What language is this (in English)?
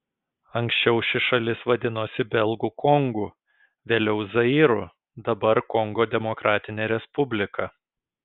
Lithuanian